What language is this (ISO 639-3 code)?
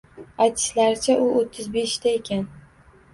uzb